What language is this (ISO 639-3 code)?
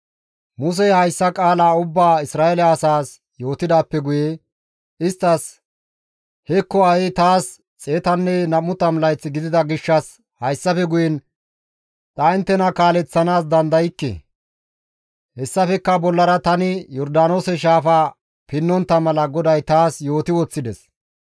gmv